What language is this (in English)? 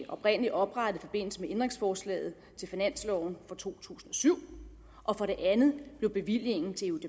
Danish